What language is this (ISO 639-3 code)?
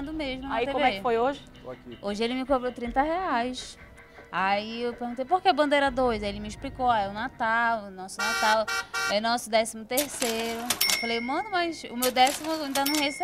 por